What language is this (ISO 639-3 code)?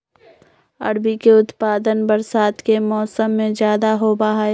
mag